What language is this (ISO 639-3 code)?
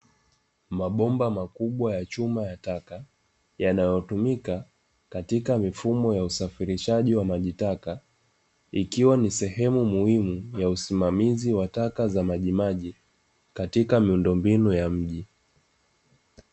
swa